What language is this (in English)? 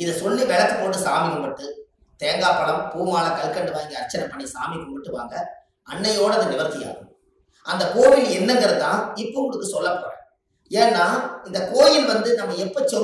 Korean